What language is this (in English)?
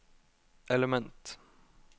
Norwegian